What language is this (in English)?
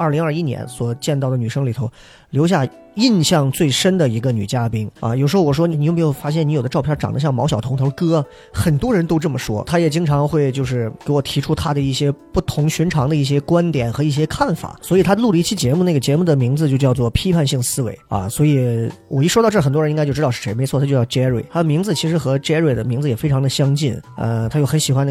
Chinese